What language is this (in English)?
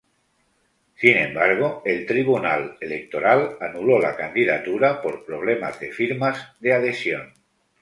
Spanish